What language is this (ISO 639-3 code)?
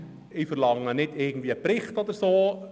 gsw